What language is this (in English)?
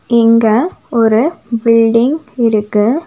Tamil